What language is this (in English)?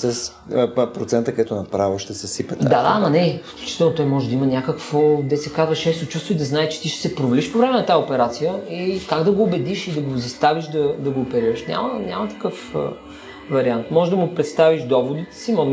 Bulgarian